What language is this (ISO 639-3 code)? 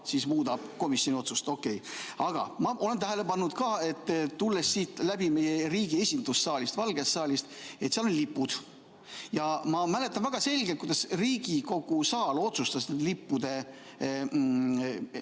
est